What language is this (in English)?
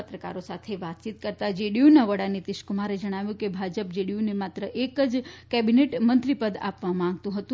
Gujarati